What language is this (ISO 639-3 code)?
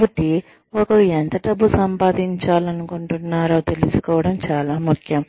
tel